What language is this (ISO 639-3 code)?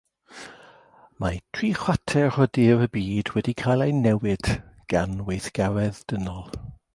cym